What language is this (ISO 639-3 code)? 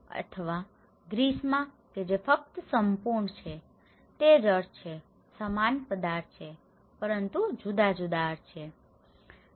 guj